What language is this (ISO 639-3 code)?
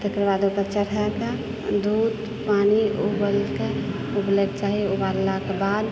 mai